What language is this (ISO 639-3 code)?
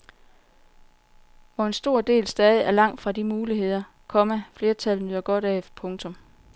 dan